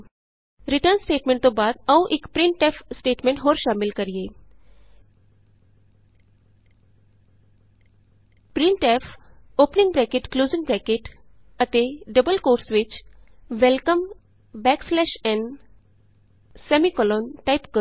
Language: Punjabi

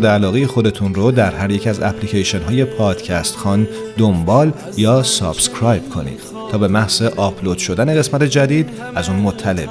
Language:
Persian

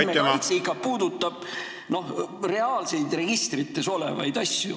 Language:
Estonian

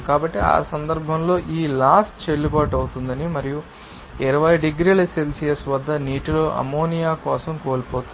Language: Telugu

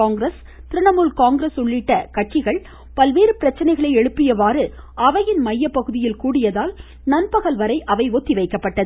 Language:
Tamil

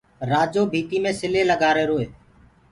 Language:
Gurgula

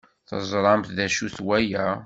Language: Kabyle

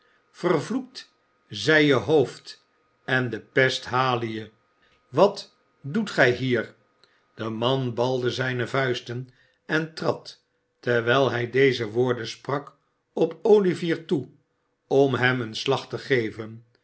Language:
Dutch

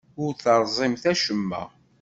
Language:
Kabyle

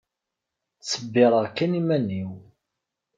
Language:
Kabyle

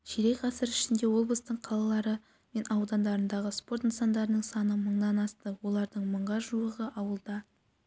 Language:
Kazakh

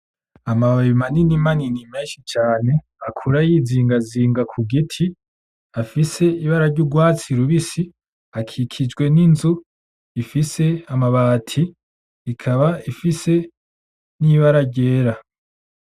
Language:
Rundi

